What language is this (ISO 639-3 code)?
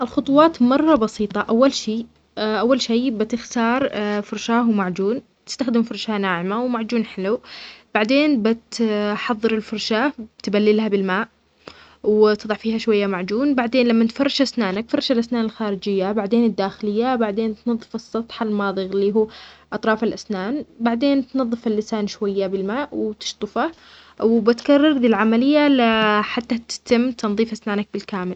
acx